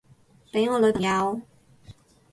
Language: Cantonese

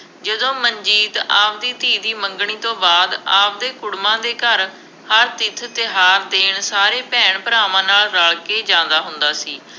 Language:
Punjabi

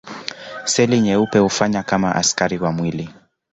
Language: Swahili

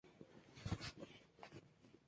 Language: Spanish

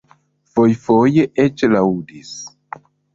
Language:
Esperanto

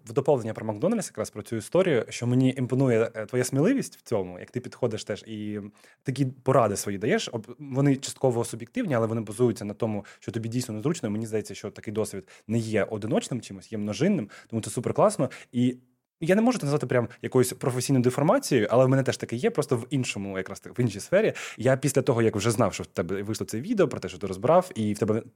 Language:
Ukrainian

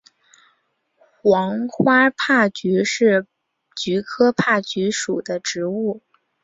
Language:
Chinese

